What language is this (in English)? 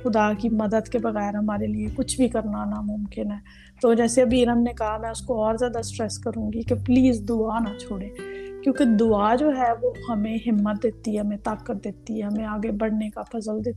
Urdu